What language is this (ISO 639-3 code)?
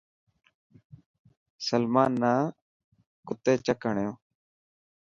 mki